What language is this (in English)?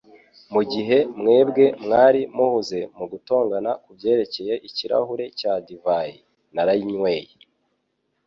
Kinyarwanda